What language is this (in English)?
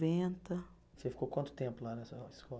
Portuguese